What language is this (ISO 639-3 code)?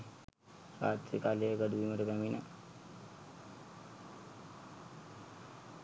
sin